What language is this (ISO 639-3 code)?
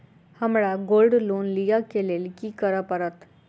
mai